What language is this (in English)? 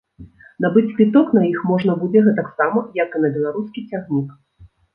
Belarusian